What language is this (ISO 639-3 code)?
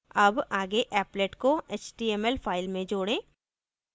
hin